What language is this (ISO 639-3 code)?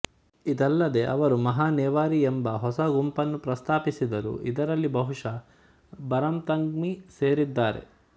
kan